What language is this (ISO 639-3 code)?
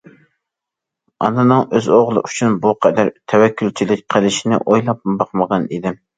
uig